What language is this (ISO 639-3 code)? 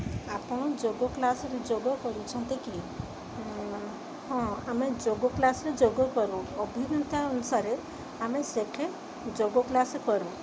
ori